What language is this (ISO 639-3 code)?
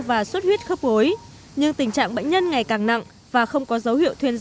vie